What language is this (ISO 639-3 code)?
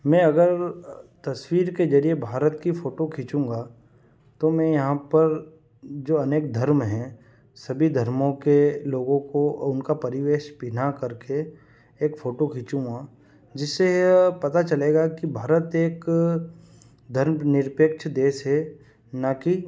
hin